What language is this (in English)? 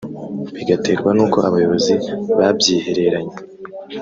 Kinyarwanda